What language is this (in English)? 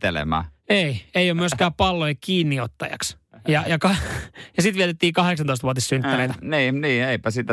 Finnish